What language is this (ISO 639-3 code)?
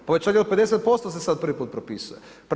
hrv